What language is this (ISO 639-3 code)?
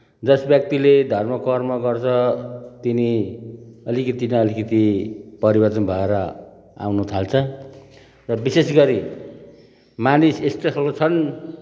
nep